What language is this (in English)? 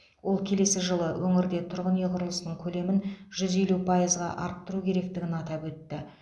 Kazakh